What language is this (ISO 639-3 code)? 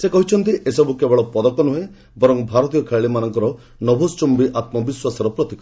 ori